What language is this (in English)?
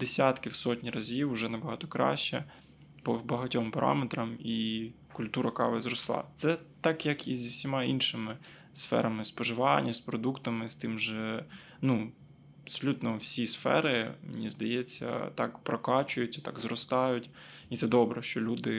Ukrainian